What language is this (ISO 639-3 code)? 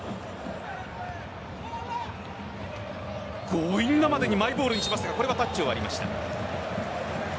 jpn